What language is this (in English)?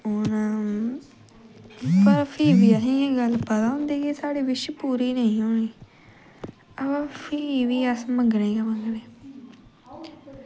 Dogri